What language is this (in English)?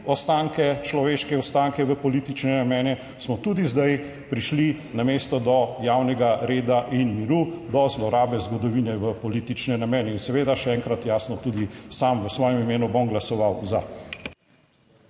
Slovenian